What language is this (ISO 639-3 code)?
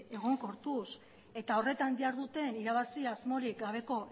eus